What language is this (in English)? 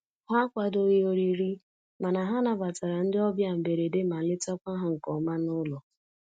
Igbo